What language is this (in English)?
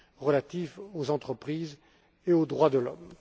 French